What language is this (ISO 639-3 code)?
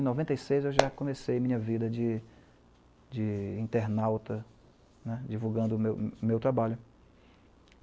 por